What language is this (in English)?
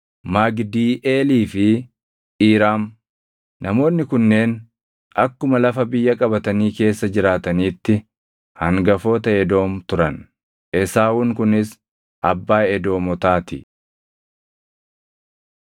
Oromo